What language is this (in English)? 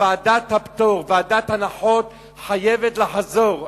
Hebrew